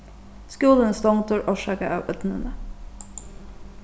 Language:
Faroese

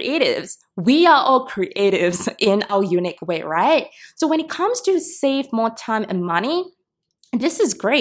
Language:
English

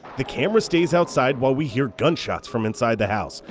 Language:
English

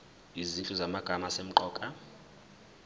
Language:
Zulu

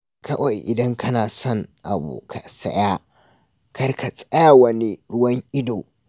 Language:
Hausa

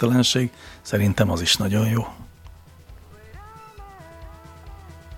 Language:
Hungarian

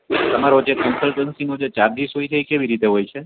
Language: Gujarati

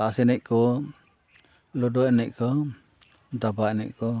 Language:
Santali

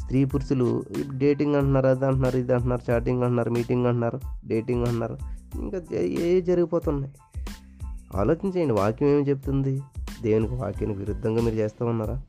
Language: Telugu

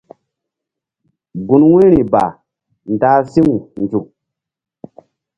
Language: Mbum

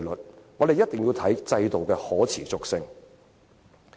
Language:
Cantonese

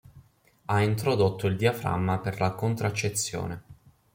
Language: Italian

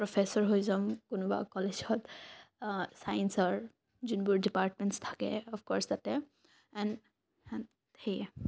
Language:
Assamese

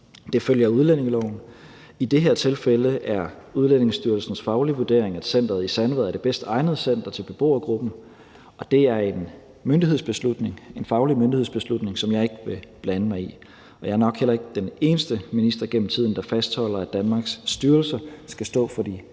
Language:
Danish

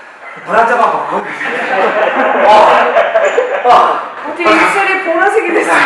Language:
Korean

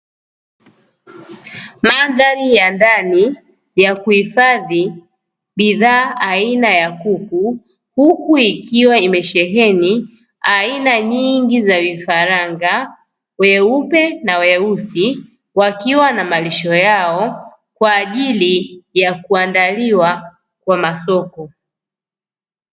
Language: Swahili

